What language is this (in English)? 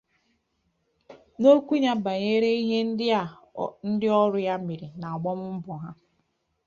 Igbo